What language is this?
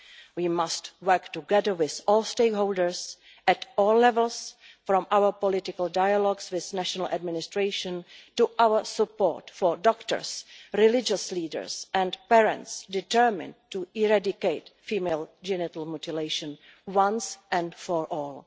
English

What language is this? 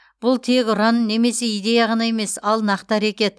Kazakh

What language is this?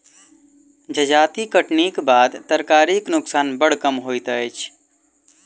Maithili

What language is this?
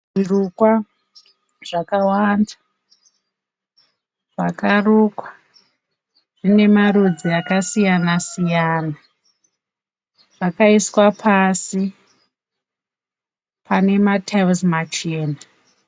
Shona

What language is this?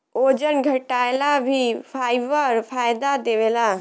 Bhojpuri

